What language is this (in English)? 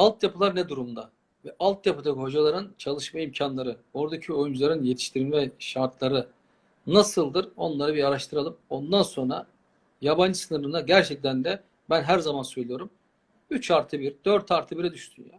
Turkish